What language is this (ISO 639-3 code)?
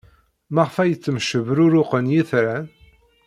kab